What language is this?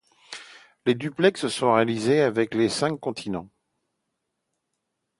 French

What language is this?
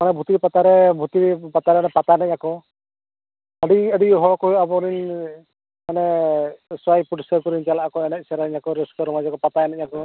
Santali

